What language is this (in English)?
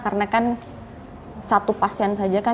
Indonesian